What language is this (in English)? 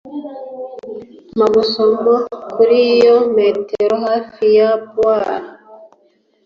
Kinyarwanda